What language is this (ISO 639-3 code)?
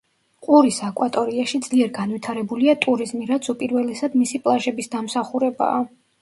kat